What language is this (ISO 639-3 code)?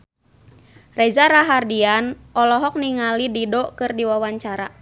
sun